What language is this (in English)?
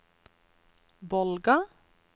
Norwegian